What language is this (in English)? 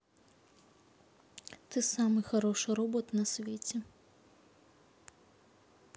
Russian